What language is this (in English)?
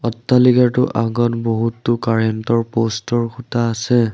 Assamese